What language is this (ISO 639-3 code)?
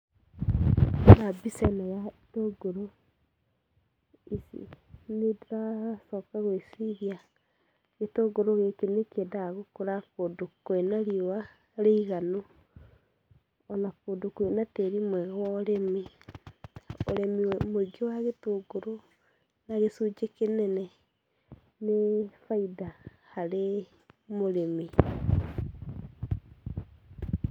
kik